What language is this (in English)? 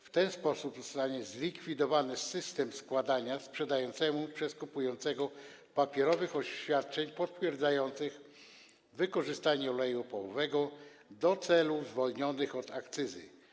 Polish